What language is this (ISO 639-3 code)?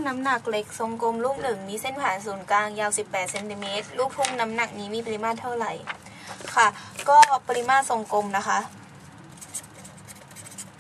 tha